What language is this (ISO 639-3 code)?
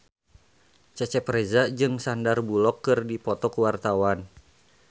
sun